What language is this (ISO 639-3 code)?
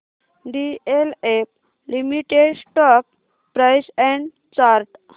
mar